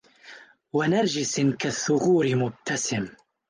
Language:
Arabic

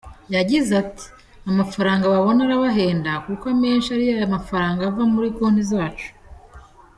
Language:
Kinyarwanda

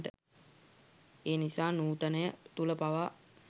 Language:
Sinhala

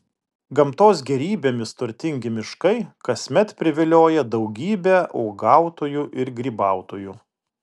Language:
Lithuanian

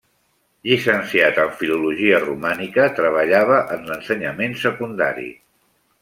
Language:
Catalan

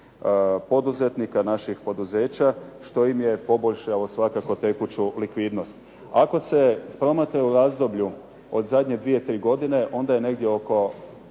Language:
Croatian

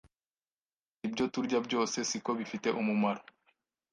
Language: Kinyarwanda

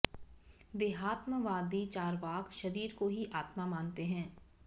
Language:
Sanskrit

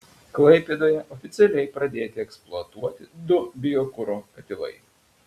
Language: Lithuanian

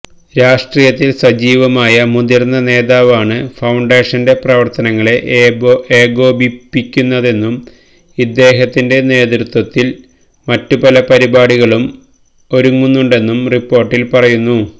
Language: Malayalam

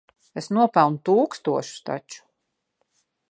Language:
Latvian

